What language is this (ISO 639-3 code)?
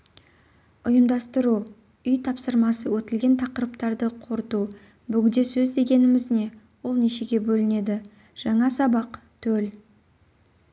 kaz